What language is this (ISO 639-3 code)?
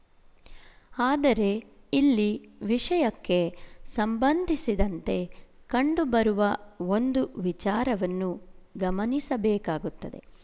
kan